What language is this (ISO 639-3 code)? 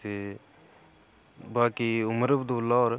doi